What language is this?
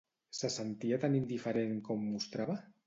Catalan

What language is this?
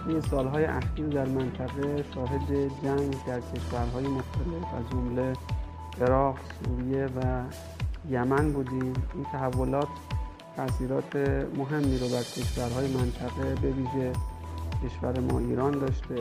Persian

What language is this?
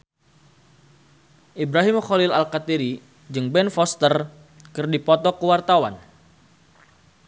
Sundanese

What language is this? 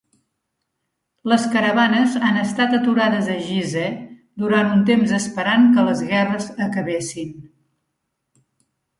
Catalan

